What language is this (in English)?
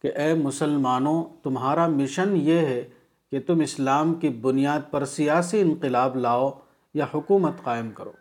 Urdu